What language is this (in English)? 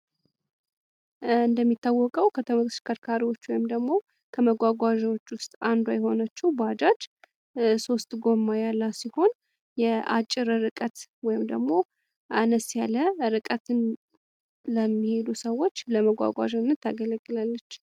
Amharic